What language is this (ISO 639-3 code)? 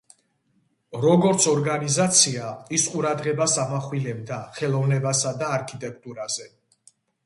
kat